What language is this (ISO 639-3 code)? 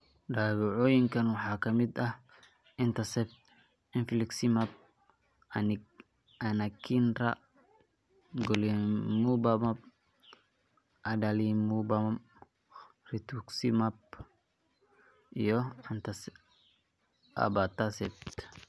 som